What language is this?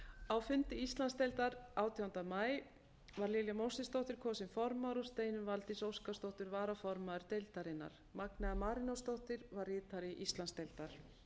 Icelandic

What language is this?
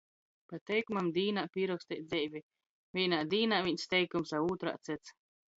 Latgalian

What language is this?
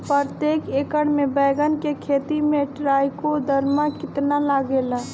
Bhojpuri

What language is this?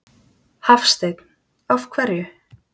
Icelandic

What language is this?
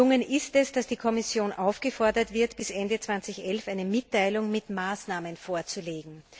German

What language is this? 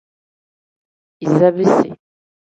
Tem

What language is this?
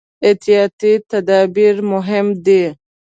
Pashto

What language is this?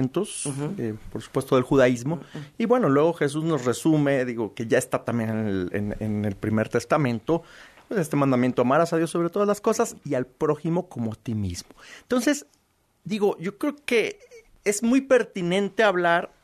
Spanish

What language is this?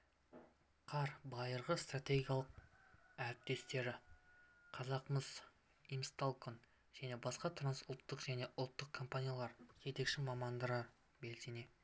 Kazakh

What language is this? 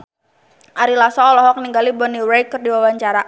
Sundanese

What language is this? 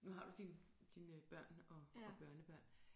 Danish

